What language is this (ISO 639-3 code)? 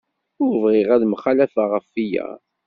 kab